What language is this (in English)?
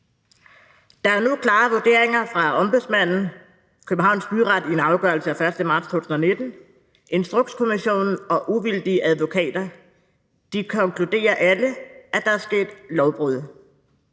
Danish